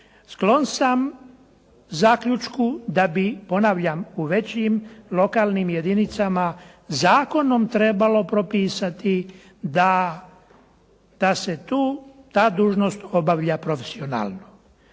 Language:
Croatian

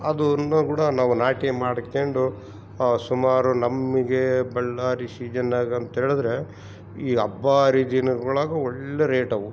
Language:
Kannada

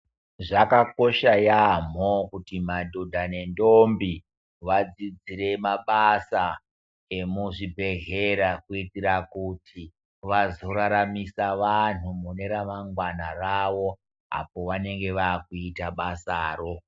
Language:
Ndau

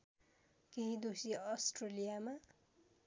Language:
Nepali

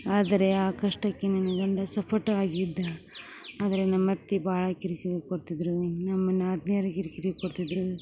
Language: Kannada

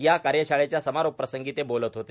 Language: Marathi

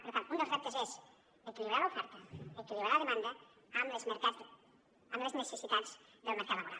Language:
Catalan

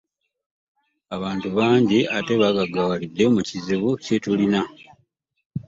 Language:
Ganda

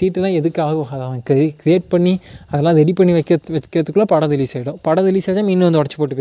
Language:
Tamil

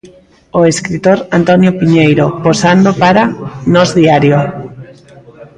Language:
Galician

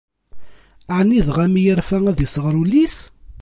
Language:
Kabyle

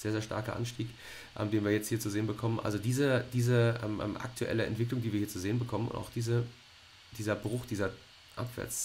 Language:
German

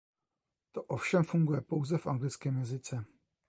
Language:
Czech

